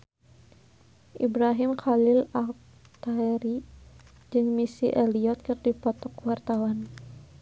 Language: Sundanese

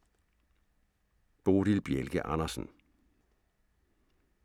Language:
Danish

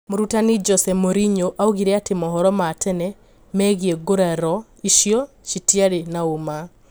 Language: Kikuyu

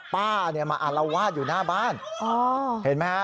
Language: Thai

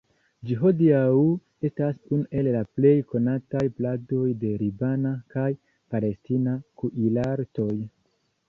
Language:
Esperanto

